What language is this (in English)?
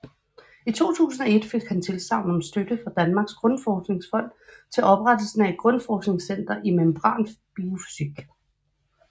Danish